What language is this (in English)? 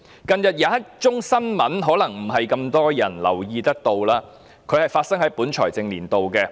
Cantonese